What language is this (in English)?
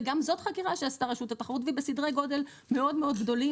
Hebrew